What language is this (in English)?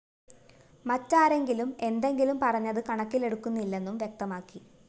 Malayalam